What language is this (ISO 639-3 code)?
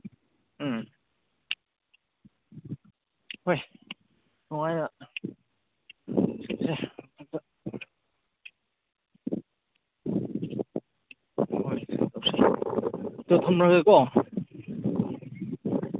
mni